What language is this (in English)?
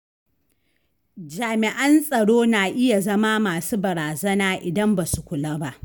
Hausa